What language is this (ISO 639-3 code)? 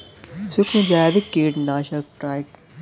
bho